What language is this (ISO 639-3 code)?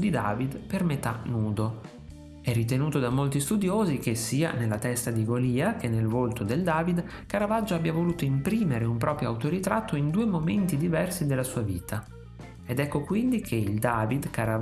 ita